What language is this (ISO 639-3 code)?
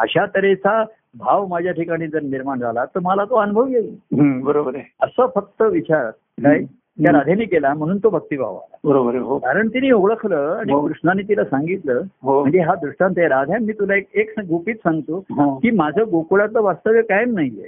mar